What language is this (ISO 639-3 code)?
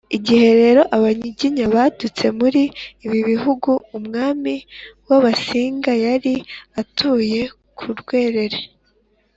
kin